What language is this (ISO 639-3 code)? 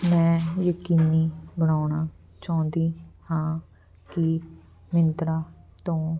pan